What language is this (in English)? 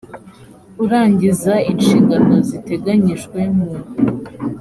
Kinyarwanda